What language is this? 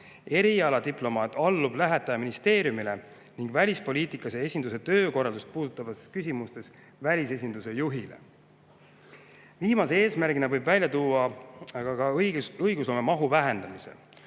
Estonian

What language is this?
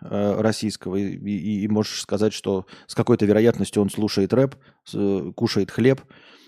Russian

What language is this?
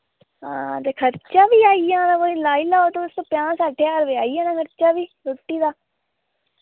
Dogri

